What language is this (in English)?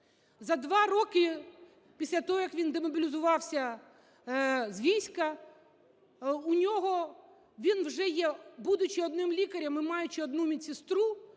Ukrainian